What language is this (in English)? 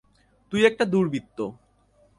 Bangla